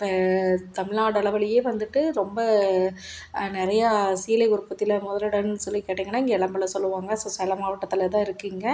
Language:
Tamil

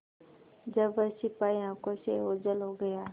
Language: Hindi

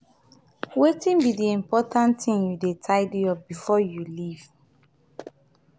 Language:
Nigerian Pidgin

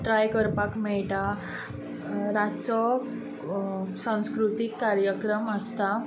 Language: Konkani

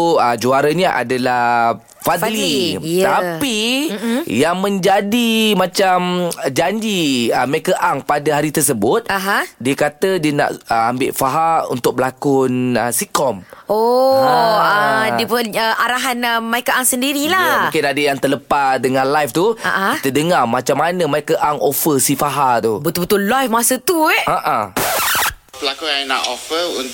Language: Malay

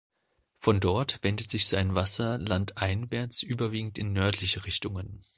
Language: German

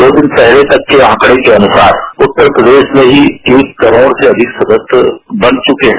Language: Hindi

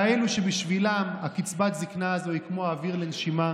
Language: Hebrew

